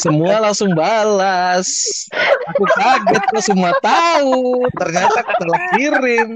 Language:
Indonesian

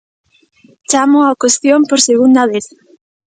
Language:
Galician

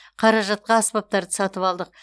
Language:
Kazakh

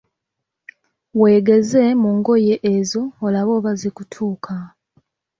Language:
Ganda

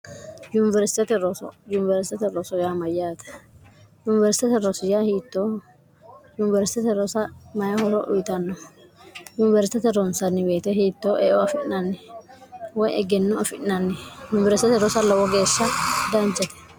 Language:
Sidamo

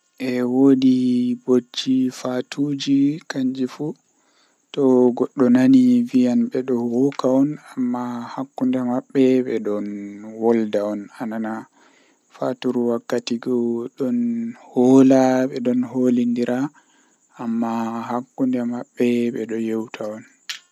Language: Western Niger Fulfulde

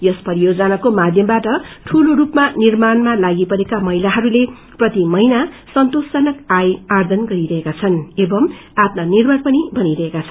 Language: Nepali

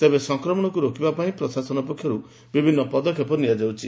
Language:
Odia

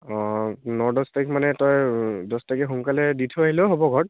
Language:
Assamese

